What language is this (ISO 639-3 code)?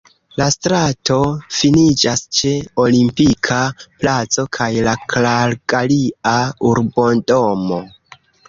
epo